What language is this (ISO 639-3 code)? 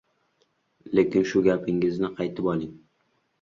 uzb